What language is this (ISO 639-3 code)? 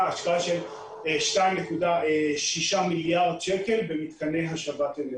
heb